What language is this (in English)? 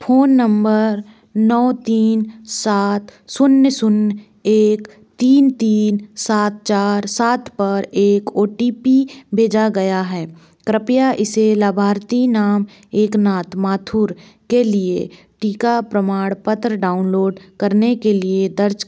Hindi